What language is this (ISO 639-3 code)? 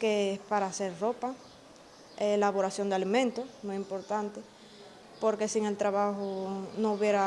spa